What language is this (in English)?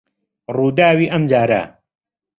Central Kurdish